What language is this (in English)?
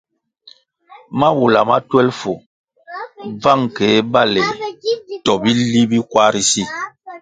Kwasio